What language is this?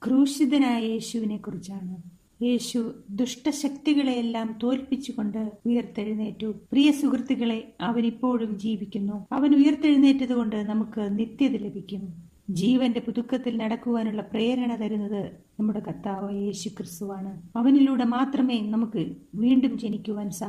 Malayalam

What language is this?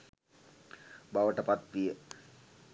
Sinhala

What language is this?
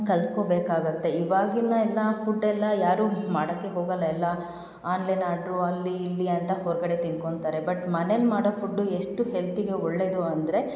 Kannada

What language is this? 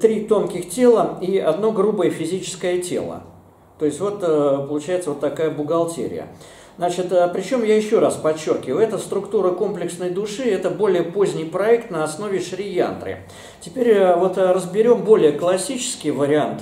Russian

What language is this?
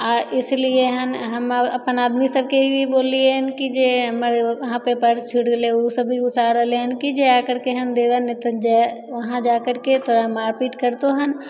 Maithili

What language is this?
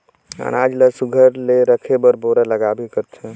Chhattisgarhi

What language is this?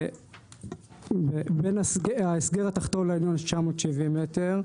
Hebrew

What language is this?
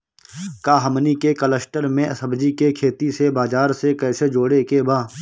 Bhojpuri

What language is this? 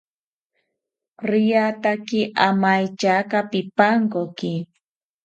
South Ucayali Ashéninka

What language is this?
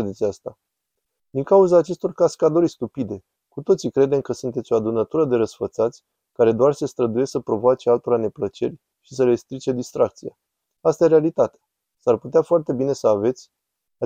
Romanian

